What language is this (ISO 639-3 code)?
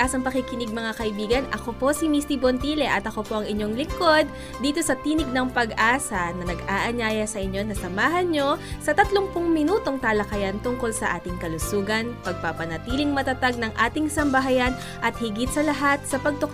fil